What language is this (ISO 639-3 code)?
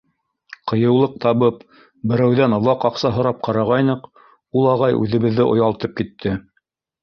bak